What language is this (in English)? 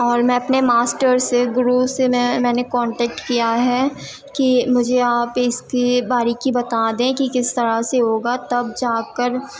Urdu